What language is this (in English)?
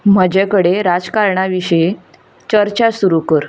Konkani